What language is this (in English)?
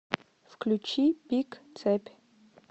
Russian